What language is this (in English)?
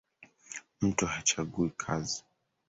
Swahili